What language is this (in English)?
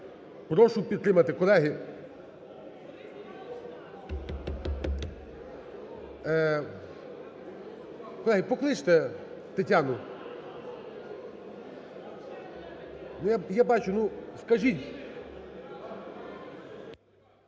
Ukrainian